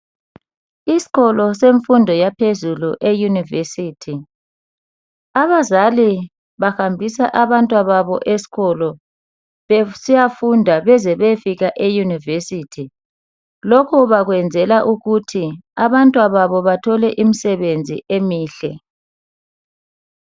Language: North Ndebele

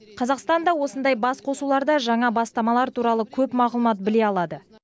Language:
Kazakh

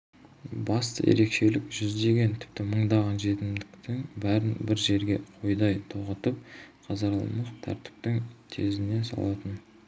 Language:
Kazakh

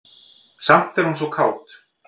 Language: Icelandic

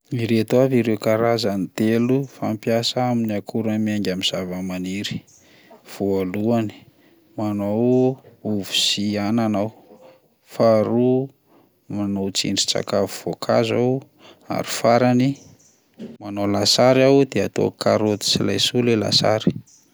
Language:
Malagasy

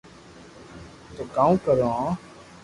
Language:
Loarki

